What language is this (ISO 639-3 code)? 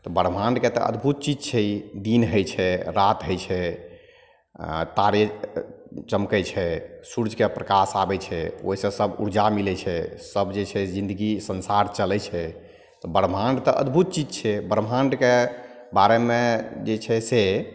mai